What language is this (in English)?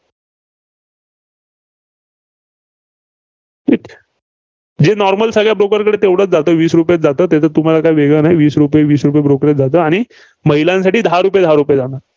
Marathi